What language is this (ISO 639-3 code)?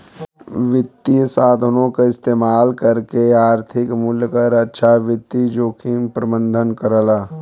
bho